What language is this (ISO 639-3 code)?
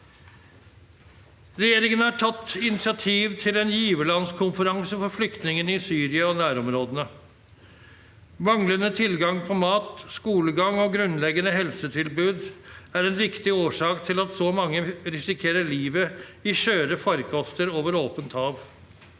nor